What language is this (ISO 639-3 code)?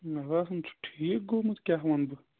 kas